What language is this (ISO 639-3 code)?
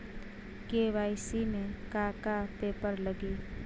bho